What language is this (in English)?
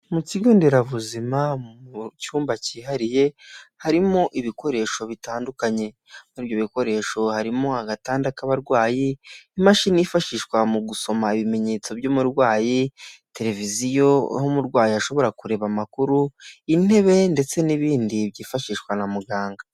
Kinyarwanda